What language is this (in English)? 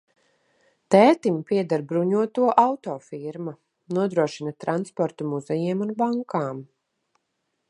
Latvian